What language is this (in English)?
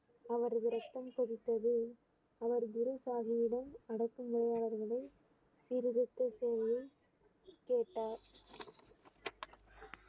Tamil